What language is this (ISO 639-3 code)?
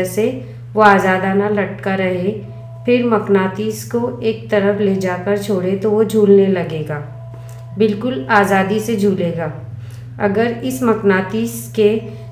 hin